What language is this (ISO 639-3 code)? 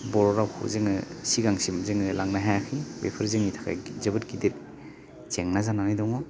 brx